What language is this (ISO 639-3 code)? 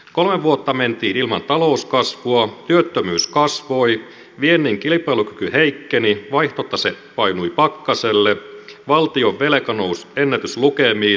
fin